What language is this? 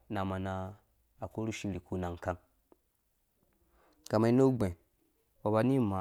Dũya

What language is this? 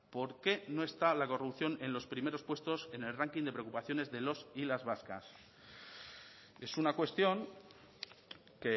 Spanish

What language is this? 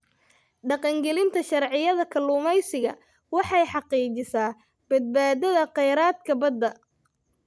Somali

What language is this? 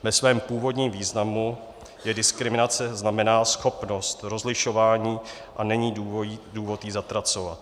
Czech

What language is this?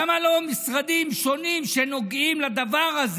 Hebrew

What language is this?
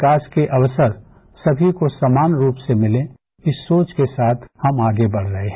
Hindi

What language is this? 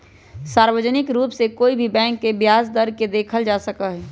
Magahi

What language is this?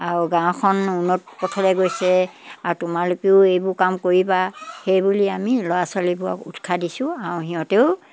Assamese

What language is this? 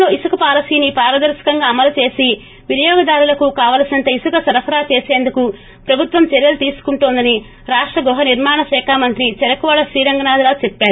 Telugu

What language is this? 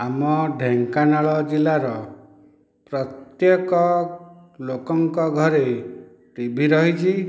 Odia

